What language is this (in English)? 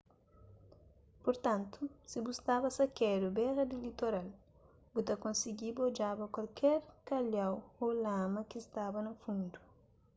Kabuverdianu